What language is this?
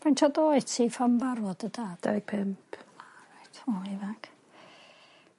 Welsh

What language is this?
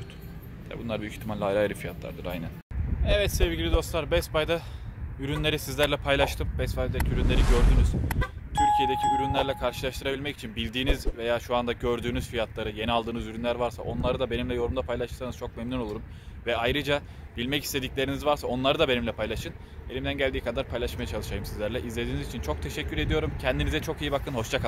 Turkish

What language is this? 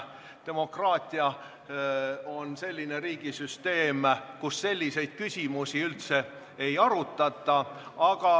Estonian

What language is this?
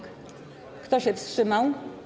Polish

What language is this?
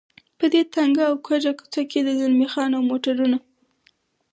Pashto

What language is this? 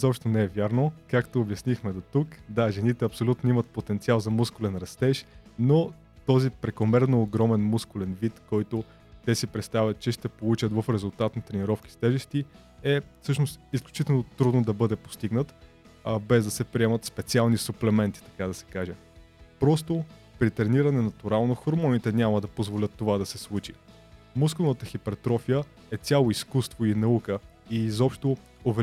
Bulgarian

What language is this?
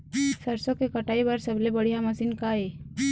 Chhattisgarhi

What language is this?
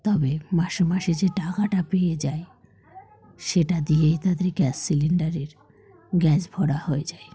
Bangla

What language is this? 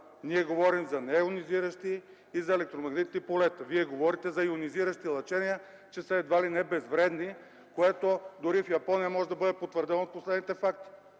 Bulgarian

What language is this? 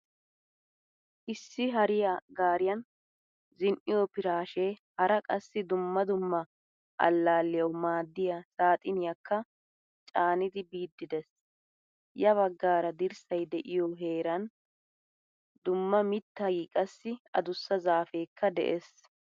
Wolaytta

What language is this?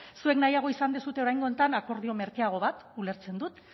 Basque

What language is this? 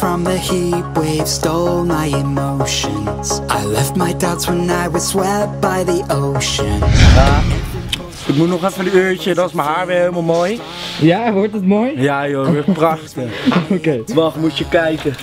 Dutch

